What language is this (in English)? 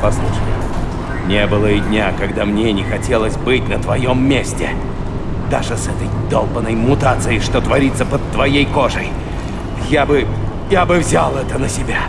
Russian